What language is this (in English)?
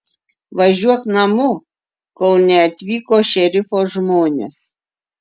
Lithuanian